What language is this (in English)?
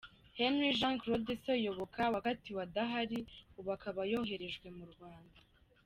Kinyarwanda